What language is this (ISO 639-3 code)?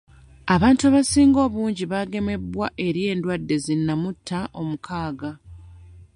lug